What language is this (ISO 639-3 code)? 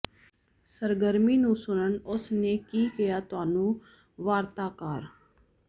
pan